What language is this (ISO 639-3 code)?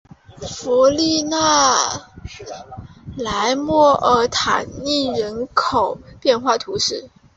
zho